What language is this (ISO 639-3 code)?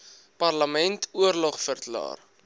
afr